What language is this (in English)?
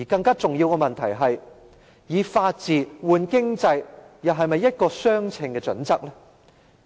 Cantonese